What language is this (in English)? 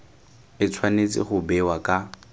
Tswana